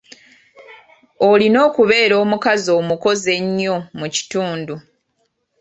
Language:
Ganda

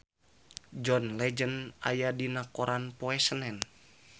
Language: Sundanese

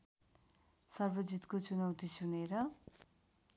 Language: Nepali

